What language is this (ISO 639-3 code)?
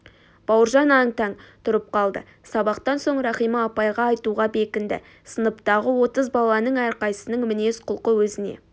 kaz